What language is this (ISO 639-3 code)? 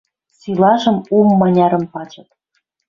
mrj